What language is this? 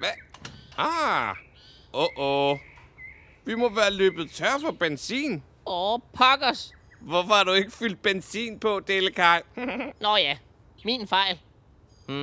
Danish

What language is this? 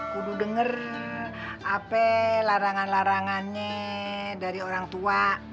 Indonesian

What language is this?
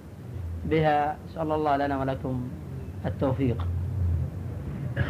Arabic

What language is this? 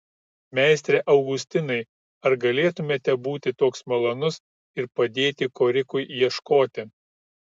Lithuanian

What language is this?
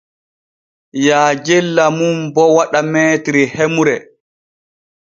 Borgu Fulfulde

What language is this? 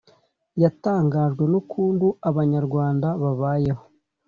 Kinyarwanda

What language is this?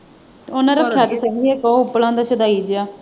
Punjabi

